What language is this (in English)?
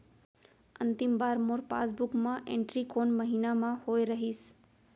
Chhattisgarhi